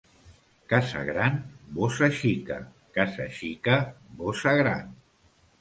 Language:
Catalan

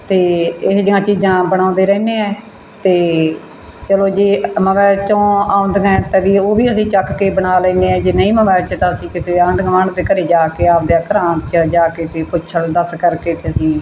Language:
Punjabi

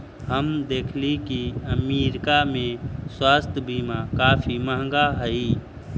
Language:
Magahi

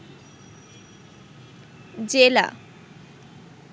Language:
Bangla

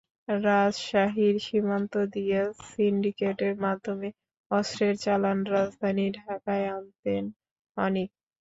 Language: Bangla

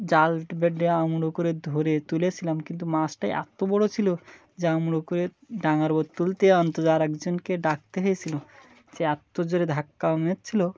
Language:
Bangla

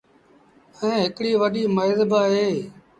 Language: Sindhi Bhil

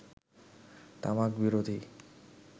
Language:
Bangla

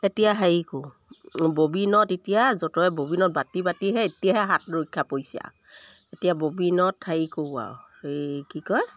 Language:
Assamese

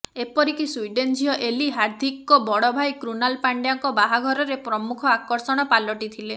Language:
Odia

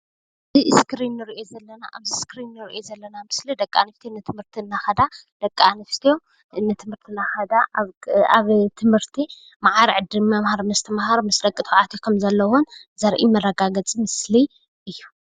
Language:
Tigrinya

